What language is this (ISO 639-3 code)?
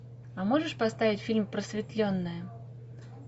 rus